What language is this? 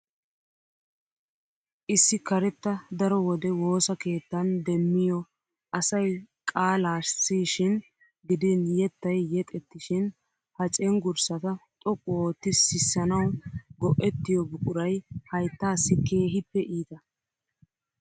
Wolaytta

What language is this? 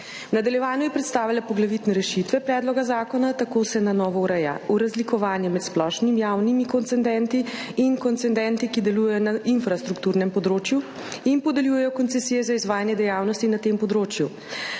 Slovenian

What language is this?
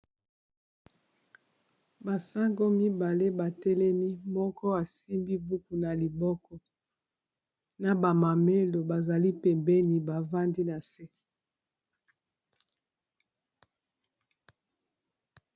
Lingala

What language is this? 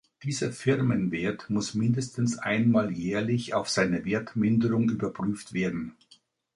German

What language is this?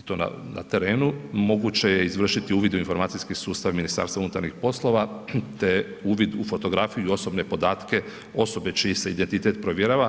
Croatian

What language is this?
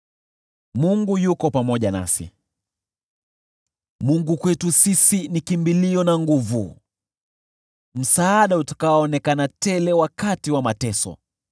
Swahili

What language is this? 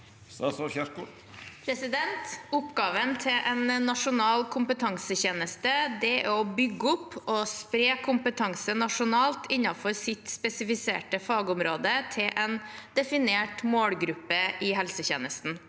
Norwegian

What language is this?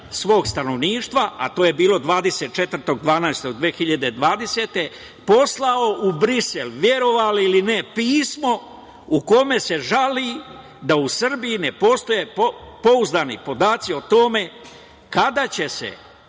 Serbian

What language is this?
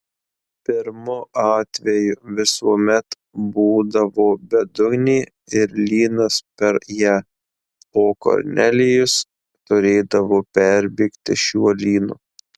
Lithuanian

